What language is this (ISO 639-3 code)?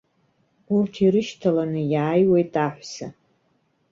abk